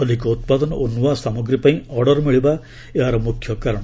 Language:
Odia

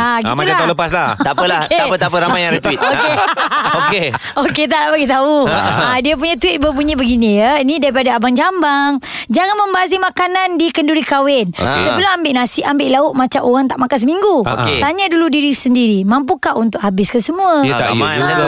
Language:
Malay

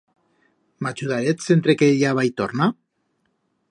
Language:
Aragonese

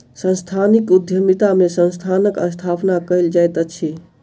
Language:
Maithili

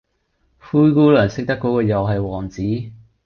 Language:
Cantonese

